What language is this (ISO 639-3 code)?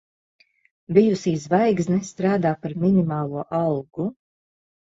lav